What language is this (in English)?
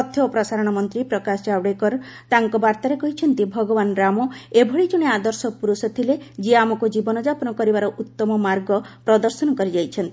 Odia